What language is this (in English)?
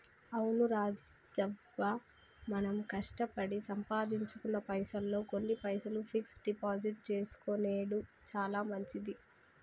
Telugu